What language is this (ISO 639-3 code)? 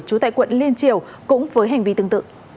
vie